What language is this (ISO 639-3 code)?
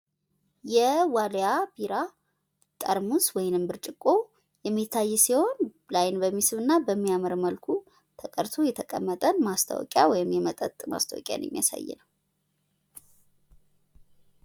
amh